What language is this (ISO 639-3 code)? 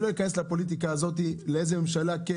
heb